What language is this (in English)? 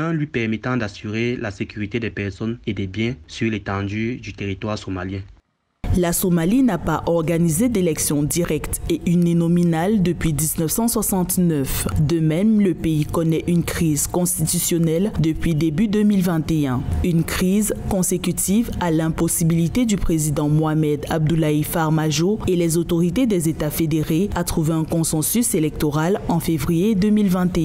French